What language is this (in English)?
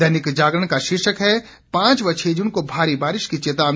Hindi